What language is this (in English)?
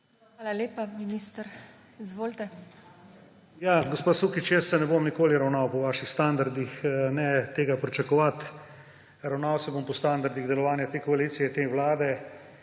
Slovenian